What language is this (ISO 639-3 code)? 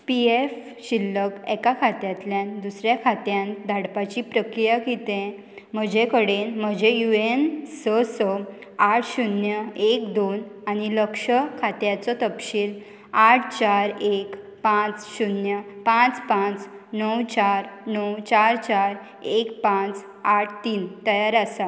kok